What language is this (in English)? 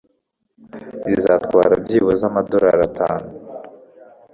Kinyarwanda